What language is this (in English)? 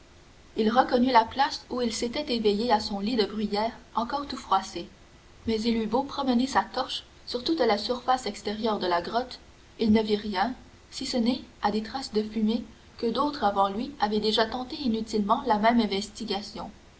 French